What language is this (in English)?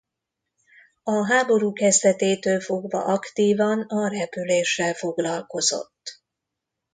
Hungarian